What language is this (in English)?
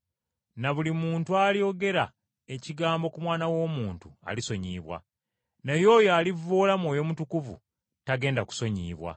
Ganda